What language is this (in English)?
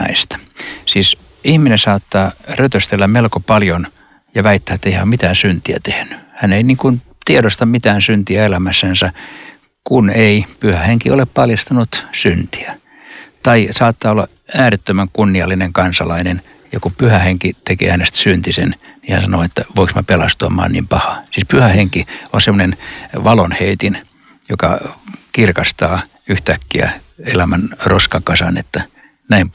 Finnish